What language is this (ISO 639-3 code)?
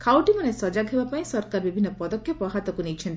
ori